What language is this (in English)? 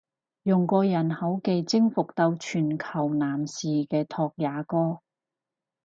Cantonese